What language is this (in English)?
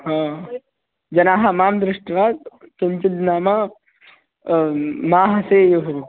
Sanskrit